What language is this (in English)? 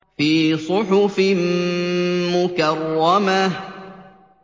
Arabic